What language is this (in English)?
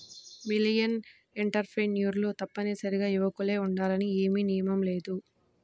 Telugu